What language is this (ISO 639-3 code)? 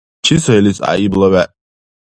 dar